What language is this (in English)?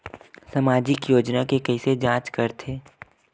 Chhattisgarhi